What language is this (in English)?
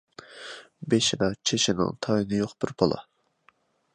Uyghur